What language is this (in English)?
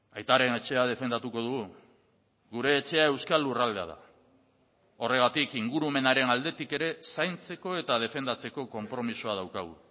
Basque